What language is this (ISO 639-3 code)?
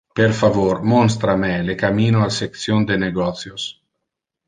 ina